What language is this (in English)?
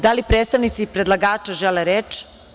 Serbian